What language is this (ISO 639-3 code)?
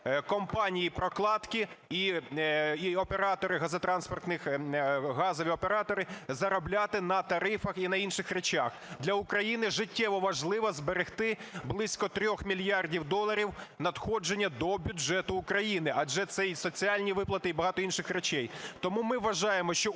ukr